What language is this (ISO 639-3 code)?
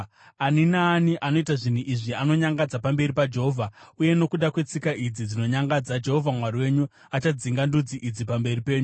sna